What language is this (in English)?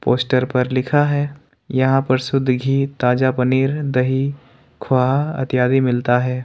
Hindi